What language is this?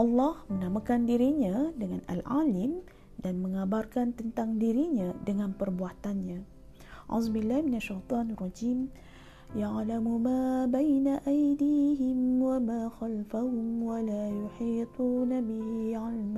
Malay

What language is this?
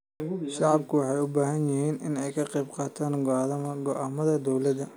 Somali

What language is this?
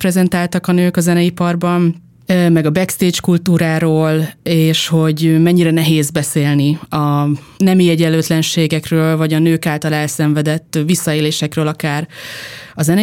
Hungarian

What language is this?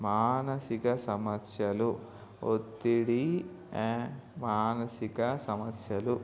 Telugu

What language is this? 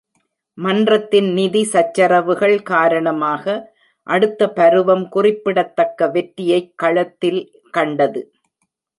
Tamil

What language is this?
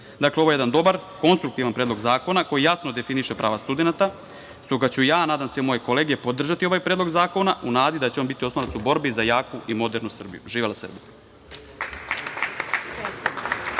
Serbian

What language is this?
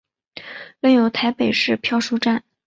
Chinese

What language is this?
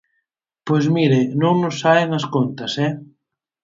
Galician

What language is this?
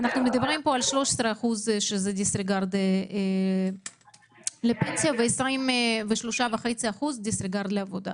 Hebrew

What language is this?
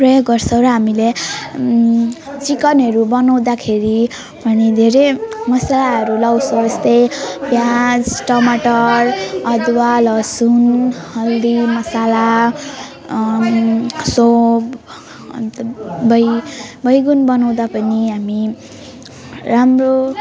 Nepali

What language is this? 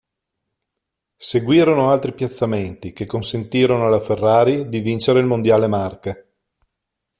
Italian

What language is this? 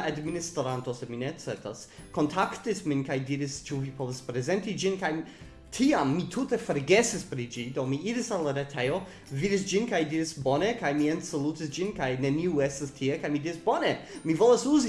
Esperanto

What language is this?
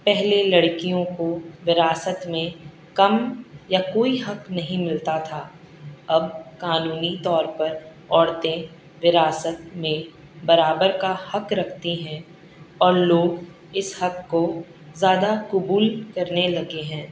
Urdu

